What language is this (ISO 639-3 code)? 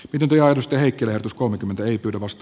fin